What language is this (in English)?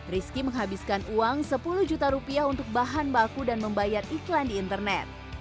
Indonesian